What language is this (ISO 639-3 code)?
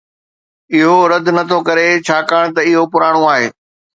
snd